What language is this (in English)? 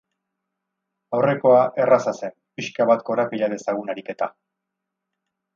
Basque